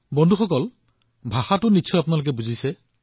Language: Assamese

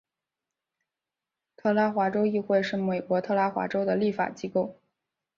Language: Chinese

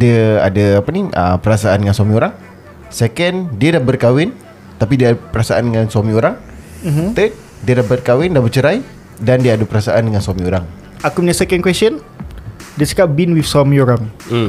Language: Malay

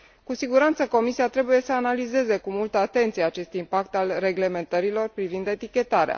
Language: Romanian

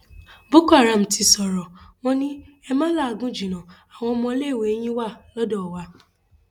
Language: Yoruba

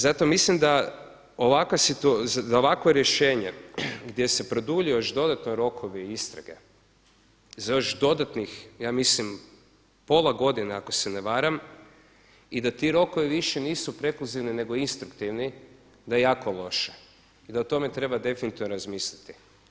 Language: Croatian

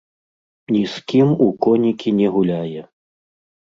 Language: Belarusian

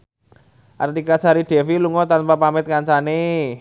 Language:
Javanese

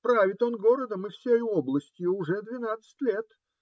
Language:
Russian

